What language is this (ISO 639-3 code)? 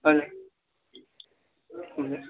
nep